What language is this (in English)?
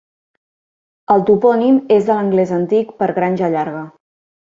Catalan